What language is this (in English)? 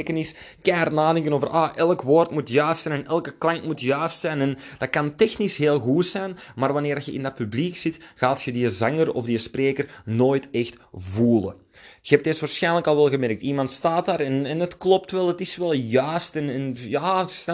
Dutch